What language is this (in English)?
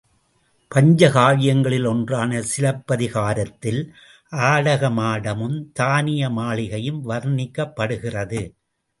Tamil